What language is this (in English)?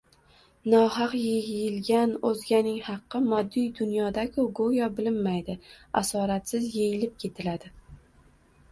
Uzbek